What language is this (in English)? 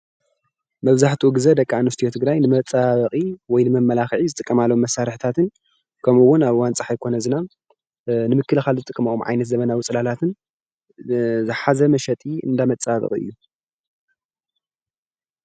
Tigrinya